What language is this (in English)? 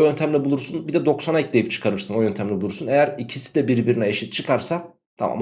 Turkish